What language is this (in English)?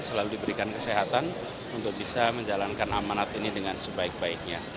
Indonesian